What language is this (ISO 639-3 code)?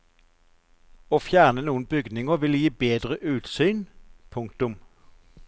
nor